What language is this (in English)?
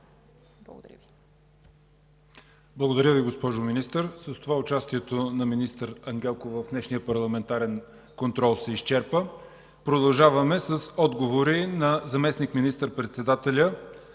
Bulgarian